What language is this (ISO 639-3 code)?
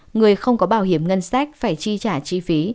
vie